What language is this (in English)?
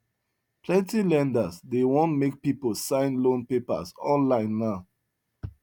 Nigerian Pidgin